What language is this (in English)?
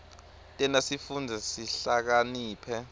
Swati